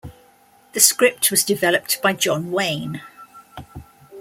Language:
English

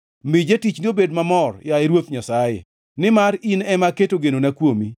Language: Luo (Kenya and Tanzania)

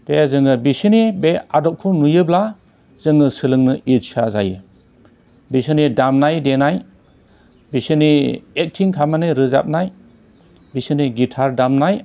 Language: Bodo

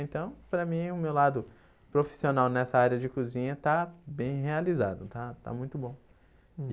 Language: Portuguese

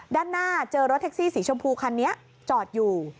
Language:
Thai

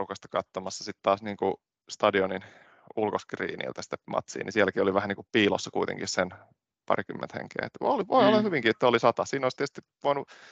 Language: Finnish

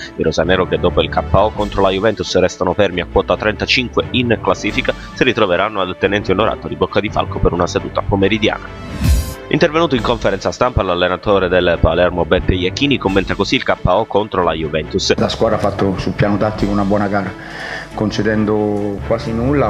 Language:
Italian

